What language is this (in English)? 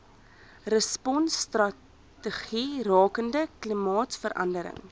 Afrikaans